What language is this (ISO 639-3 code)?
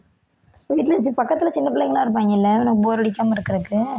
tam